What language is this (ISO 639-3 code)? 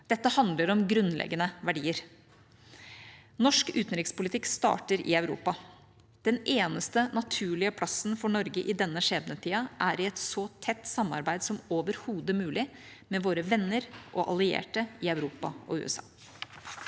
nor